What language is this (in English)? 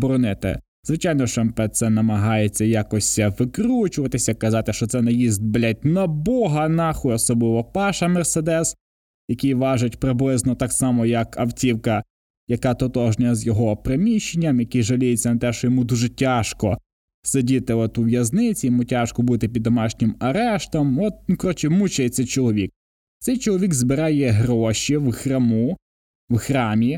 Ukrainian